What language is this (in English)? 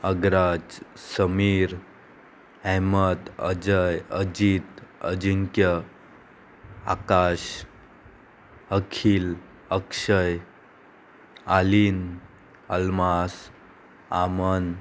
Konkani